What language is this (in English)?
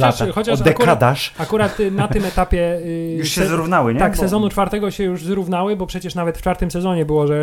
Polish